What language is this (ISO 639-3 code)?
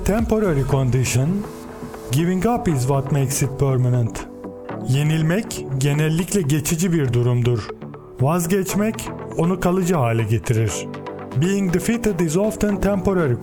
tur